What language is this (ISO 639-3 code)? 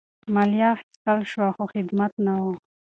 pus